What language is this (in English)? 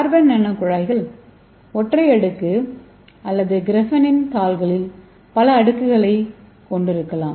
Tamil